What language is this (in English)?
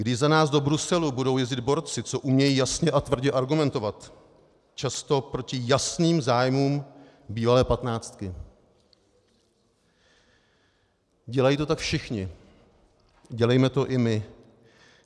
Czech